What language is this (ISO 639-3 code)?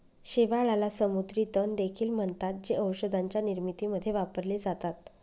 mar